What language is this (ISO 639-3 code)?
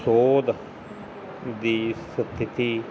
pan